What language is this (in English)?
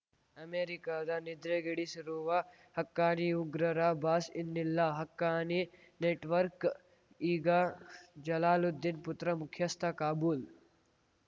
Kannada